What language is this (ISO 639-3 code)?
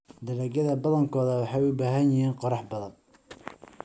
som